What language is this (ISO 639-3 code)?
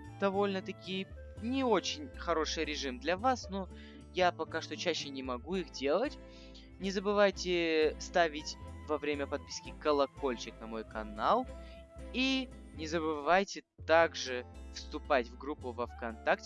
rus